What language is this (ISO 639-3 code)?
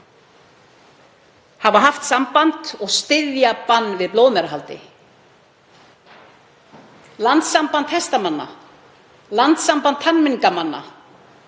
isl